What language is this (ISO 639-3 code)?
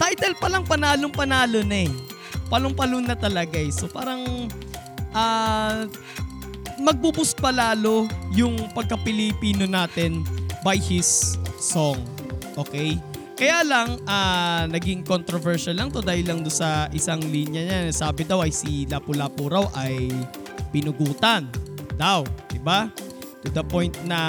fil